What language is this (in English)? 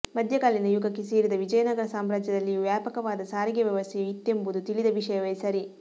Kannada